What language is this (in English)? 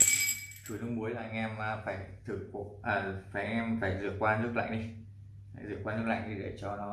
Vietnamese